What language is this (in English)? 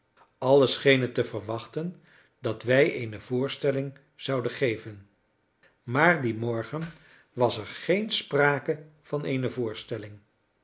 Dutch